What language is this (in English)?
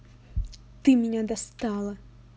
Russian